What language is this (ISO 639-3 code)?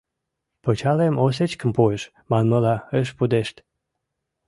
chm